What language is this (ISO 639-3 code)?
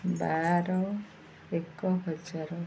ori